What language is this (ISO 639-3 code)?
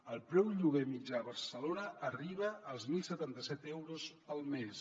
cat